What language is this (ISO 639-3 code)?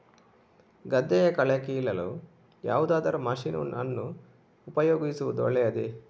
kan